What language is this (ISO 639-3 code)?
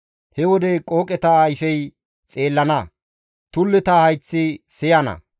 gmv